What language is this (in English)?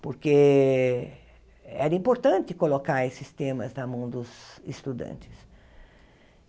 Portuguese